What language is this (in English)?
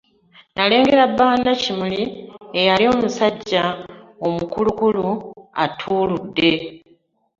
Ganda